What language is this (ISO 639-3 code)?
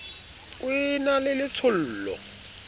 sot